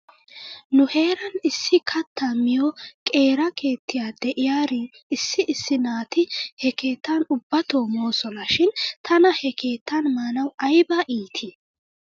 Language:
Wolaytta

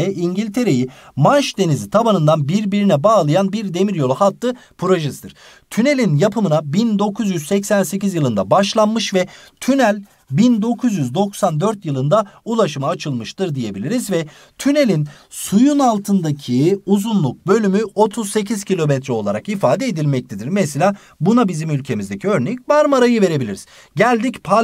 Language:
Turkish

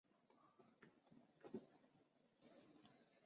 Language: Chinese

